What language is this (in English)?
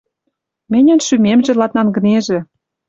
Western Mari